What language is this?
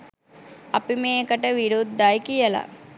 Sinhala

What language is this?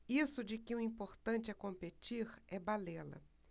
Portuguese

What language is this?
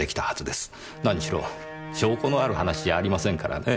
Japanese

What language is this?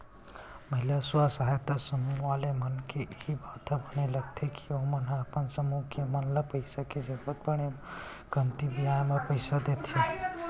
Chhattisgarhi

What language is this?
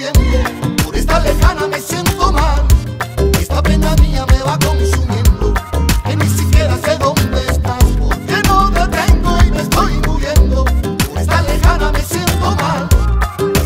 Romanian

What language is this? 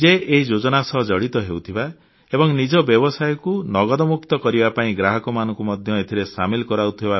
Odia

